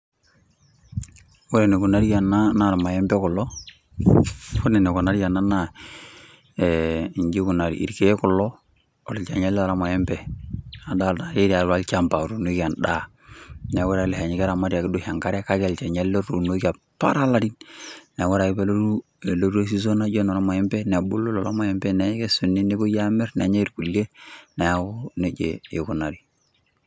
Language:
Masai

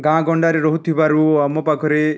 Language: Odia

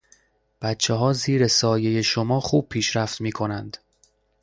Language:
Persian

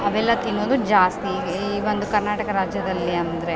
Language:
Kannada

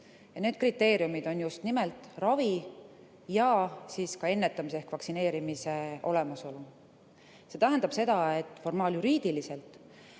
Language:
Estonian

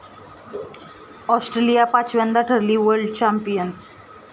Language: Marathi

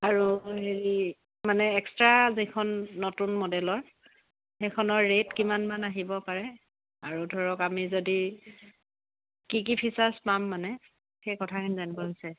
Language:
Assamese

